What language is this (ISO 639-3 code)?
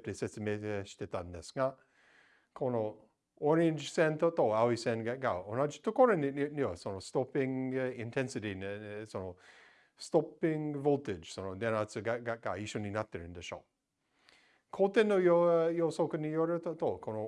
jpn